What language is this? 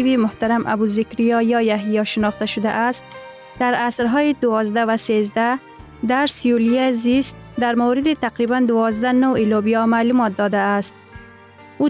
Persian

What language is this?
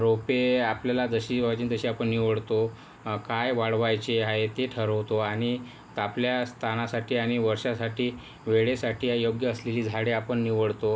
Marathi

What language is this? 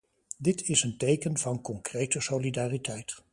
Dutch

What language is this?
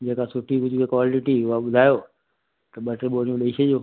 Sindhi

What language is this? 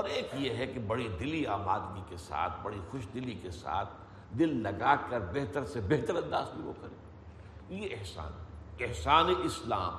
Urdu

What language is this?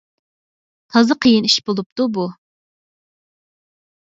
Uyghur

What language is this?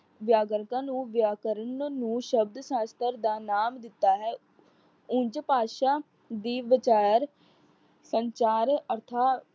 Punjabi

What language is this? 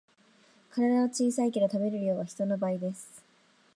Japanese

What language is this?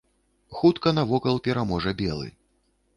Belarusian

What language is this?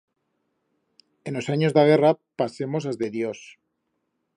Aragonese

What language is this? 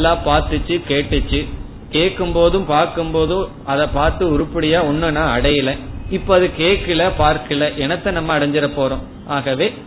Tamil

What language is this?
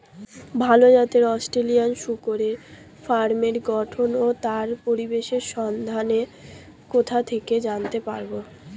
Bangla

